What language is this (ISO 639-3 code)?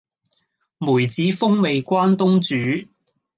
yue